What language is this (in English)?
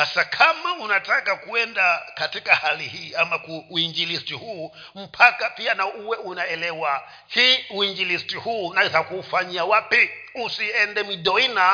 Swahili